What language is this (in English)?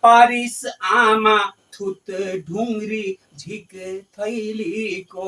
Hindi